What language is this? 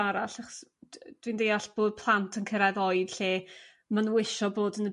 Welsh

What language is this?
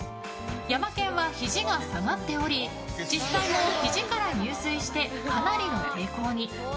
Japanese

